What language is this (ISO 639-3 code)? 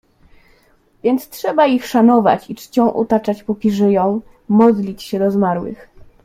pol